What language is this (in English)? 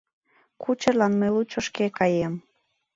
Mari